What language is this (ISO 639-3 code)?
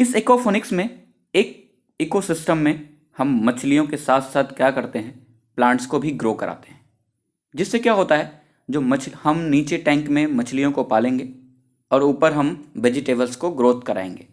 hin